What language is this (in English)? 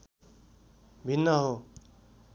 Nepali